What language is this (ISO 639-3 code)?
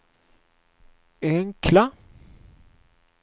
swe